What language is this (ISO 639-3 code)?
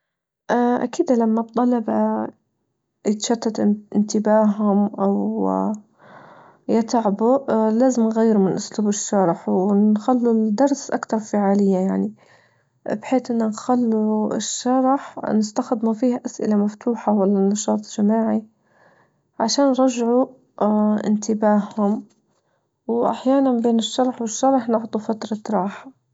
ayl